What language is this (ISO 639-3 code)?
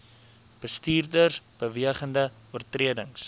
afr